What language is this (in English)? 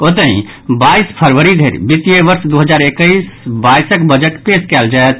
Maithili